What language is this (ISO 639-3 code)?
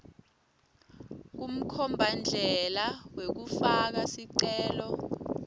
ssw